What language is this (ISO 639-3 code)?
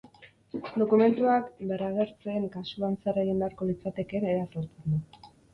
eus